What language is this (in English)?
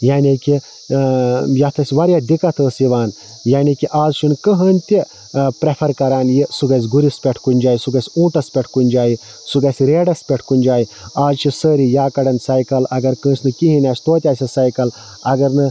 Kashmiri